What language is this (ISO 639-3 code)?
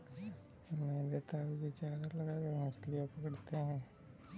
hin